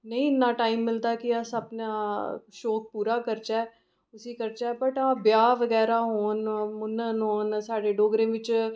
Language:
Dogri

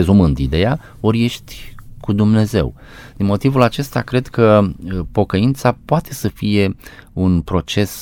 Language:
Romanian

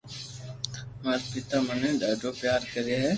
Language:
Loarki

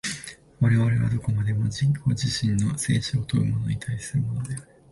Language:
Japanese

